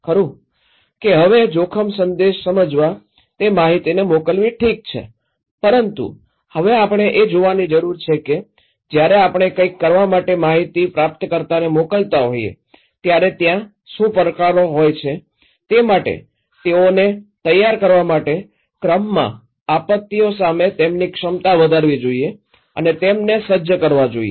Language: Gujarati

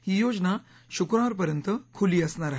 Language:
Marathi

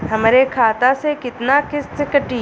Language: Bhojpuri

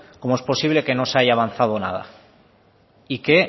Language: Spanish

